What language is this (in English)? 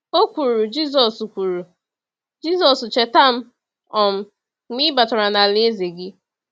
Igbo